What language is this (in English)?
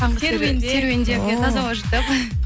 Kazakh